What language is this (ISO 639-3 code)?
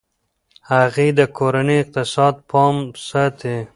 pus